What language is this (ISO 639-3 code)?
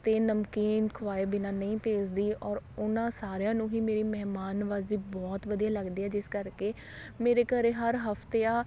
pan